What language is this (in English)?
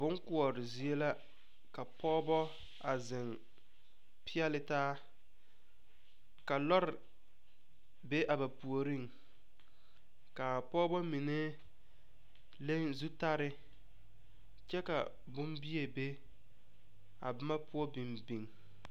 Southern Dagaare